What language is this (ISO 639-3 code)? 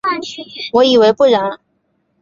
zho